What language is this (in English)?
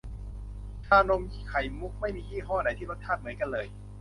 Thai